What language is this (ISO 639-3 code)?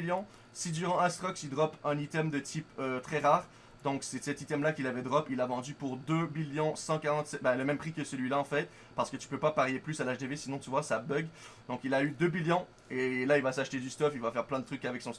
fra